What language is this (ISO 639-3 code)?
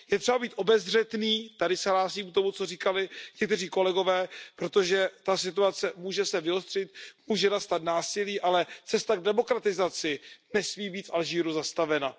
ces